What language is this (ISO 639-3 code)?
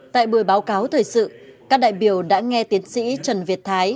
vie